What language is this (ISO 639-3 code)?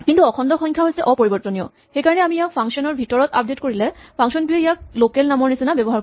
asm